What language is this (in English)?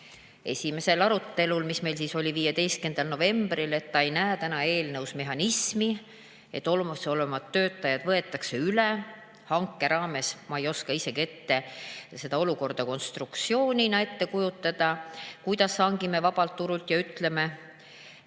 Estonian